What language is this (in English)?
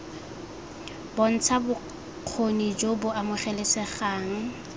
Tswana